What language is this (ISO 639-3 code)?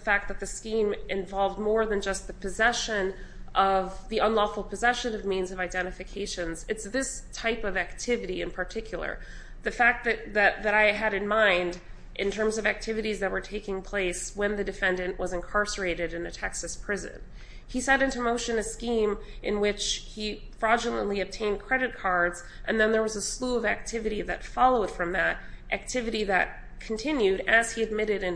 eng